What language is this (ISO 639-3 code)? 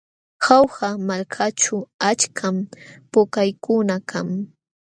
qxw